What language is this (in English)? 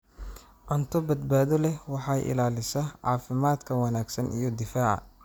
Somali